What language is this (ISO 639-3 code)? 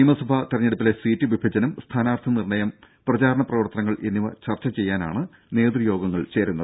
mal